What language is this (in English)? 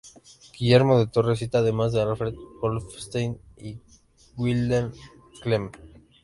Spanish